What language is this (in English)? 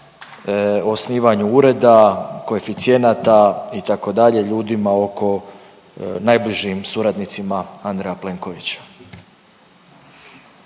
Croatian